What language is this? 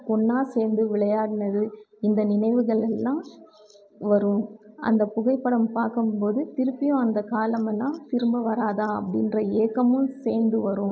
Tamil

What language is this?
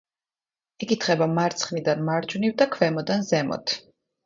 Georgian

